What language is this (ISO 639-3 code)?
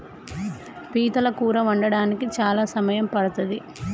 tel